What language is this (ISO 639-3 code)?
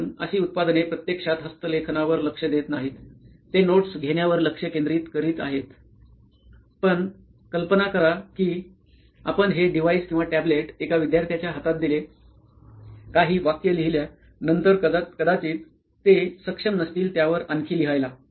mar